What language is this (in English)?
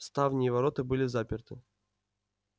Russian